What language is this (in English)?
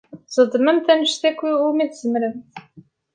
Kabyle